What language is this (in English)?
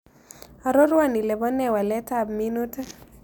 Kalenjin